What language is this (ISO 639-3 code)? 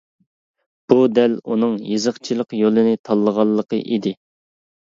uig